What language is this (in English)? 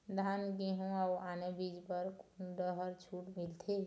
Chhattisgarhi